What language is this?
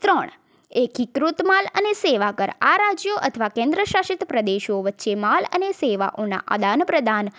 Gujarati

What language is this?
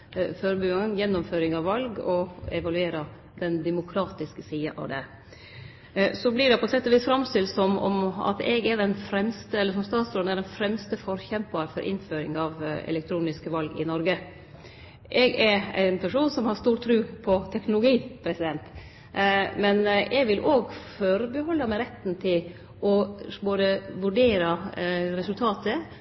Norwegian Nynorsk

